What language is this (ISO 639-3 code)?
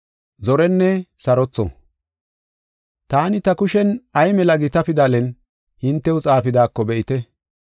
gof